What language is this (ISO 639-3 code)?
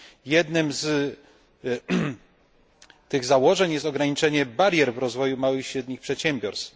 pol